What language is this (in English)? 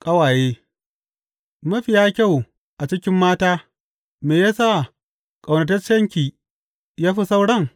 Hausa